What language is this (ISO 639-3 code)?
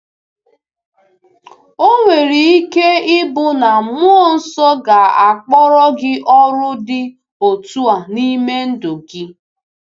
ibo